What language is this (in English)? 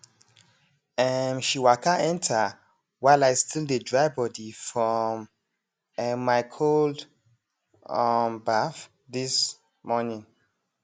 Nigerian Pidgin